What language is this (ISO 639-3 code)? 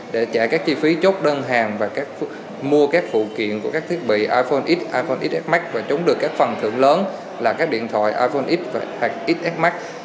vie